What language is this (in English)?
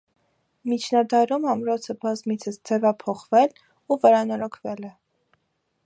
Armenian